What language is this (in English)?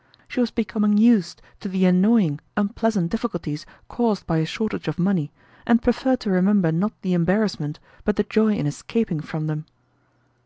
English